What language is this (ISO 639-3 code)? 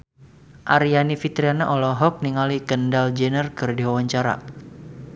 sun